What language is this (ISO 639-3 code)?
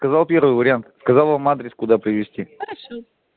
rus